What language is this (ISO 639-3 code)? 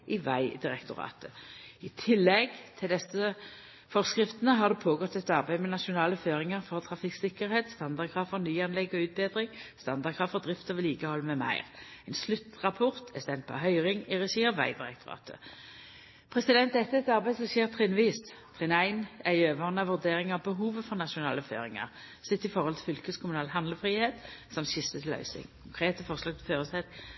nno